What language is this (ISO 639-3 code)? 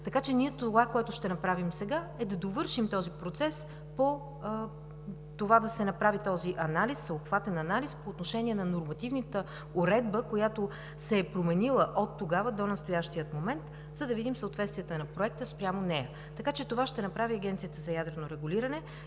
bul